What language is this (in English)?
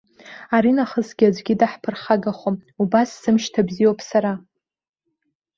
Abkhazian